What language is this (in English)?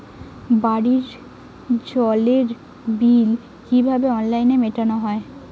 Bangla